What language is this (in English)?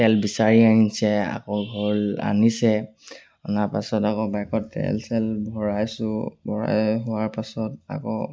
Assamese